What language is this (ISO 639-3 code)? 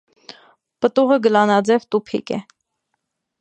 hye